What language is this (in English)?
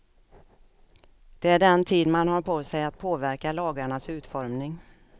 Swedish